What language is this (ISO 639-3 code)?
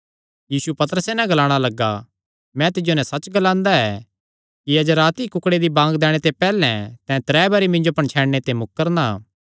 xnr